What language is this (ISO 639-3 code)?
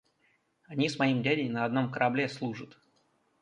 rus